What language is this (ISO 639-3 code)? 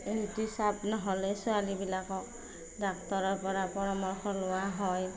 asm